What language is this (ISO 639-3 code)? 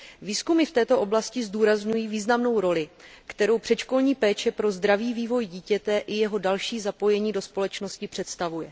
ces